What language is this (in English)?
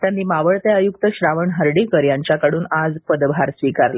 Marathi